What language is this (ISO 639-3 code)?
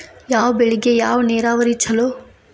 kan